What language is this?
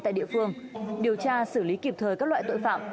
Vietnamese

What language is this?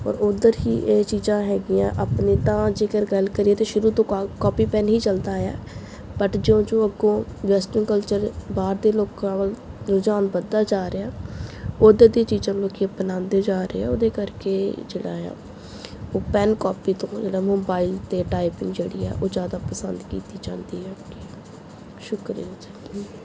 Punjabi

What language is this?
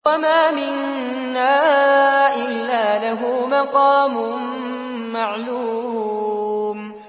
Arabic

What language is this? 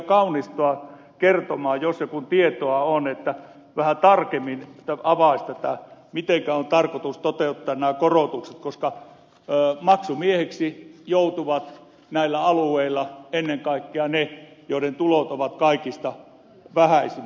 Finnish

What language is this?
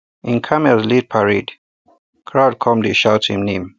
Nigerian Pidgin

